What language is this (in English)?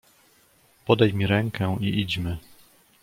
Polish